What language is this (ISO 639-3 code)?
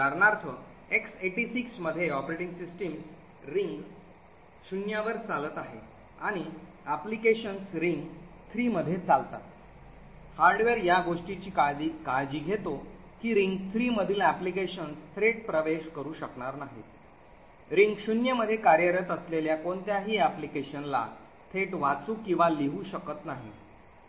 mar